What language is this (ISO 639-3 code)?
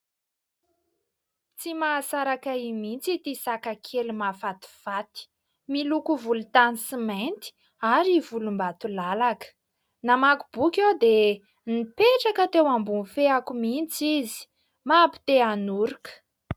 mlg